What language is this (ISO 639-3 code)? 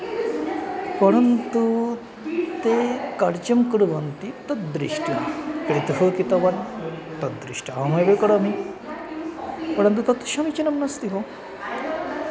san